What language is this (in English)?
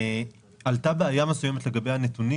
Hebrew